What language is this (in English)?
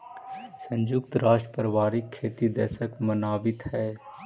Magahi